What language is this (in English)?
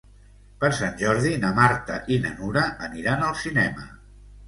Catalan